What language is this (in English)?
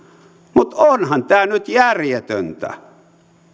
Finnish